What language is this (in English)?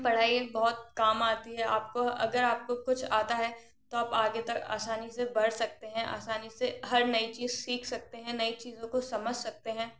Hindi